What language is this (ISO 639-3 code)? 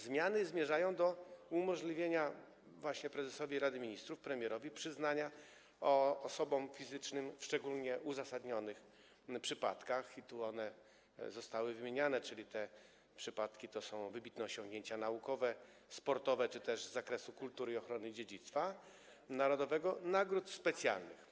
pol